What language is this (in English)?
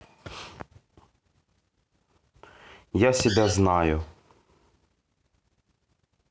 Russian